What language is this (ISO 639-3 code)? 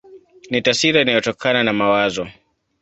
swa